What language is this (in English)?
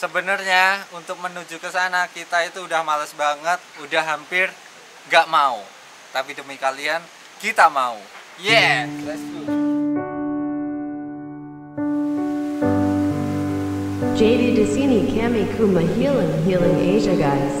Indonesian